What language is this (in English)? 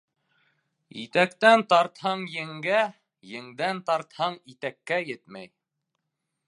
Bashkir